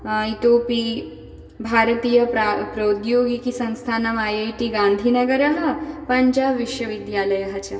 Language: Sanskrit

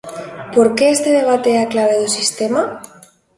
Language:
Galician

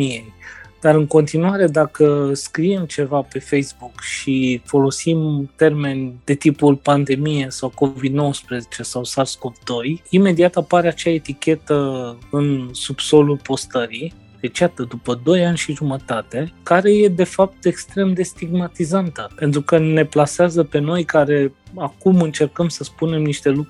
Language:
Romanian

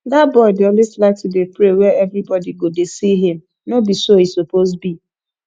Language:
Nigerian Pidgin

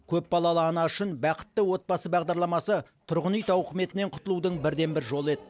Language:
Kazakh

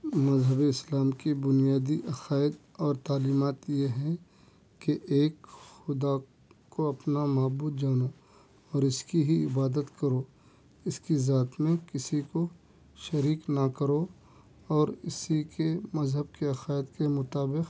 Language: Urdu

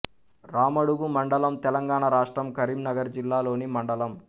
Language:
Telugu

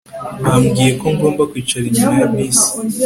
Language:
Kinyarwanda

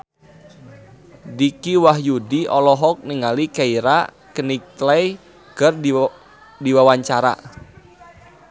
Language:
Sundanese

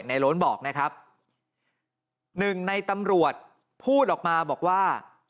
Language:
Thai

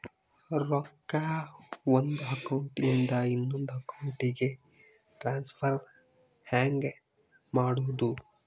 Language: Kannada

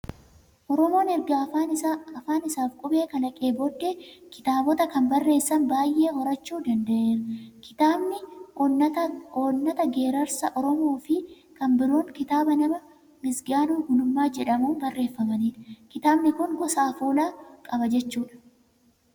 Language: Oromo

